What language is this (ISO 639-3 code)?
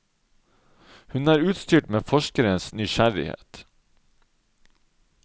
nor